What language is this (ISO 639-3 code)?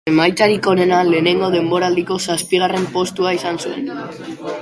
eus